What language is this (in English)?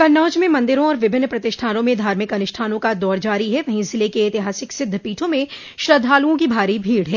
Hindi